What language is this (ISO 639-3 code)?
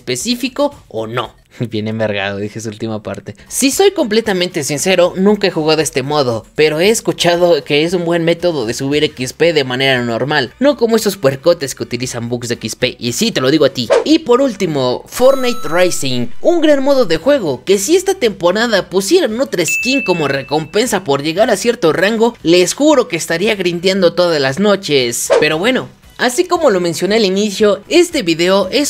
spa